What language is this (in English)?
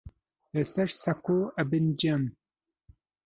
Central Kurdish